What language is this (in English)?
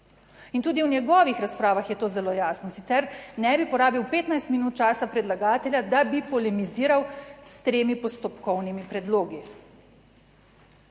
Slovenian